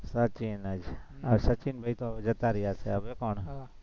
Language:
Gujarati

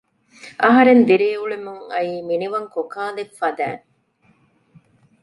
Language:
Divehi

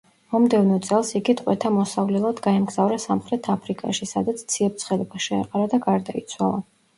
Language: Georgian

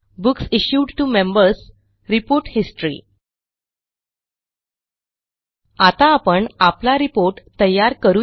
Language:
Marathi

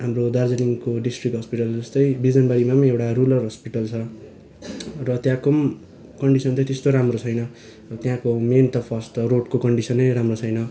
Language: Nepali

